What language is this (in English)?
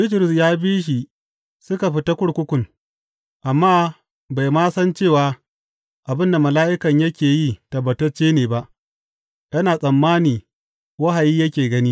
Hausa